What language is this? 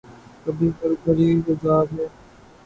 Urdu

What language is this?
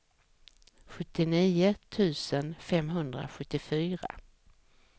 Swedish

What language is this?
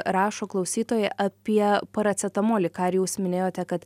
Lithuanian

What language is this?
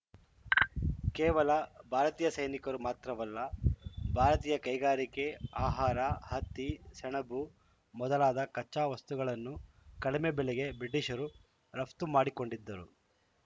Kannada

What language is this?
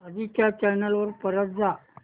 Marathi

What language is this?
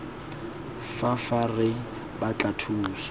Tswana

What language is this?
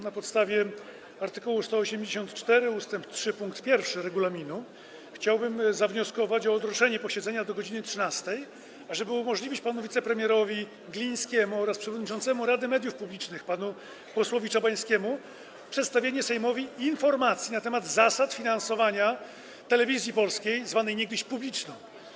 Polish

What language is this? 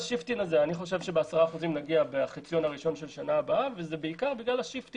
Hebrew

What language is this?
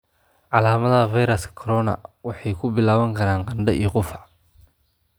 Somali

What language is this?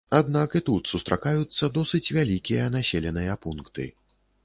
Belarusian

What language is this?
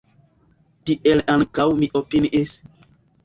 Esperanto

